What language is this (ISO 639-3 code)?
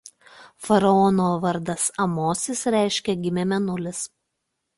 lit